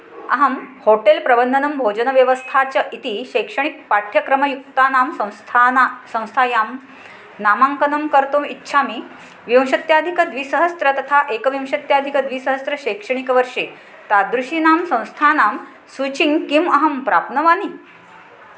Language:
Sanskrit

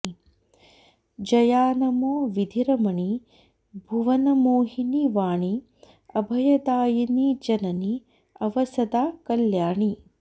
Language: Sanskrit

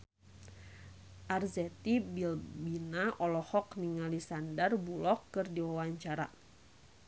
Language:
Sundanese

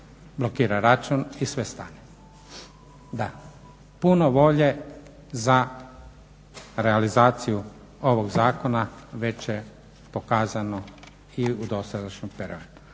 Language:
Croatian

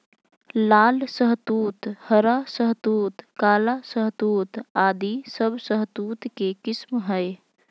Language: Magahi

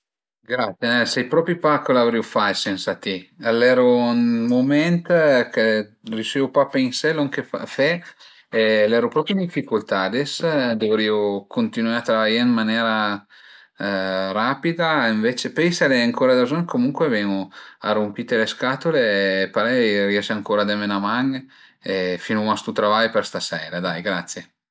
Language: Piedmontese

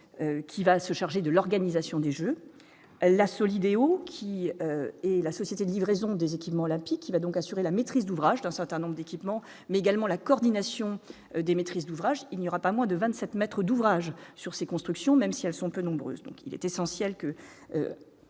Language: French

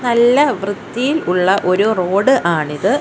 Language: Malayalam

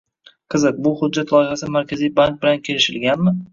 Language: Uzbek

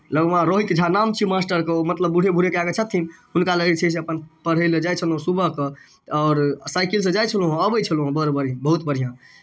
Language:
Maithili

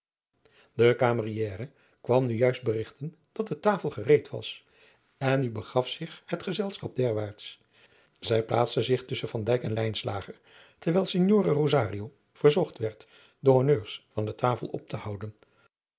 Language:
Dutch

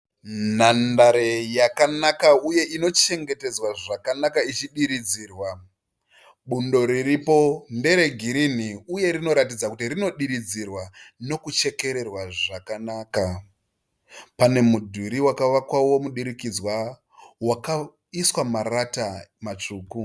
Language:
Shona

